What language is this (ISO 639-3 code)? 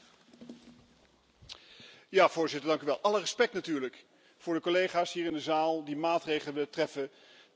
nld